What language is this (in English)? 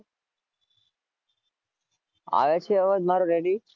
Gujarati